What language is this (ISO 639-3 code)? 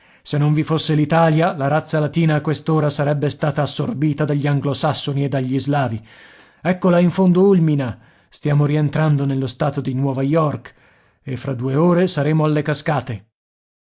ita